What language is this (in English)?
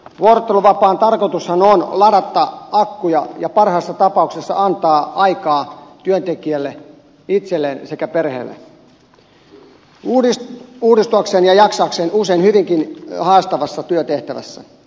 Finnish